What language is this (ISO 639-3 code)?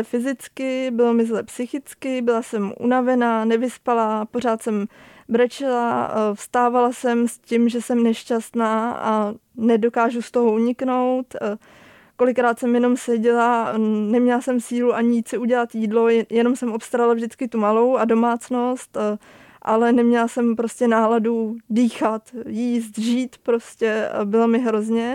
ces